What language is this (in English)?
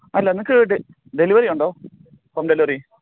Malayalam